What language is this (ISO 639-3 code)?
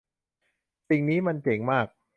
tha